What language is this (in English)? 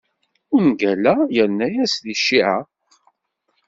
Kabyle